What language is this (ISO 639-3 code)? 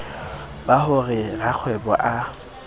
sot